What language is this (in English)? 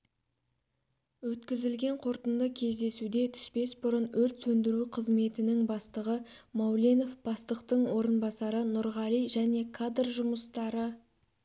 Kazakh